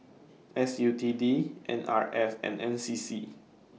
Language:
English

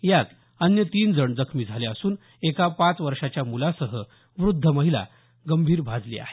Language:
Marathi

